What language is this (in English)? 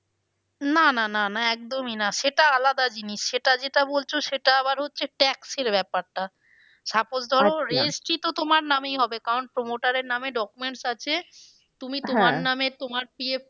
Bangla